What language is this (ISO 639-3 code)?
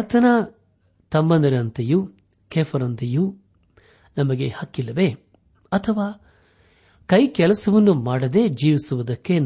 kan